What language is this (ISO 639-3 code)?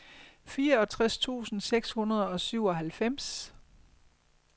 dan